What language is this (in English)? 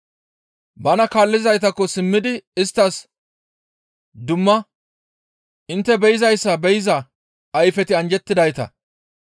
Gamo